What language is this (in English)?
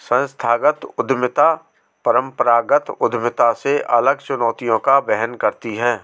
Hindi